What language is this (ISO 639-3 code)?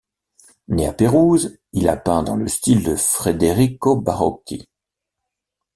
fra